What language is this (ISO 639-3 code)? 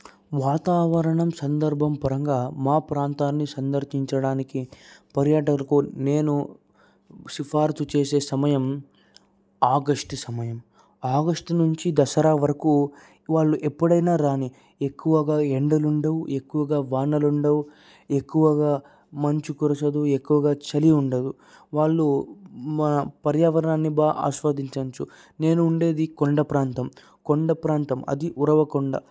tel